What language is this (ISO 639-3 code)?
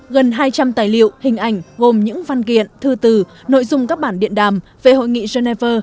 vie